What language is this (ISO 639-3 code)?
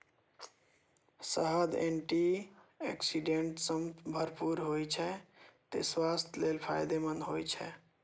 mai